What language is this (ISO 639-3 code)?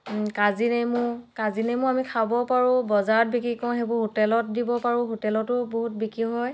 asm